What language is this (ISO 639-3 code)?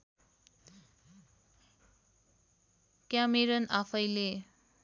nep